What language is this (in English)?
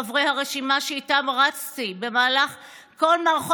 Hebrew